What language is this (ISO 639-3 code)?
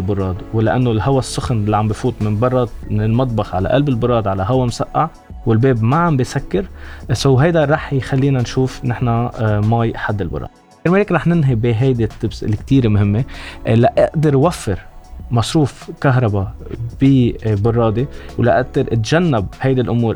ara